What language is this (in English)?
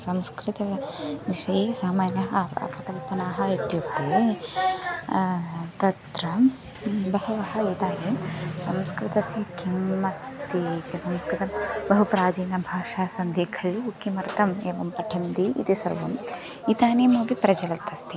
Sanskrit